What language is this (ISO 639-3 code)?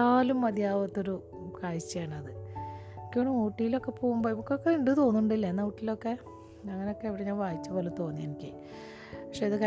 mal